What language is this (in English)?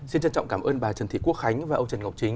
Vietnamese